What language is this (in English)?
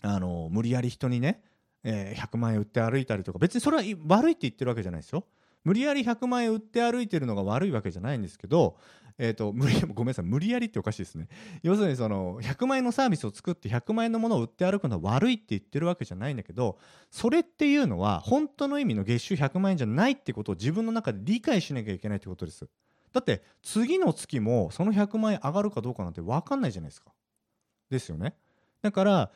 Japanese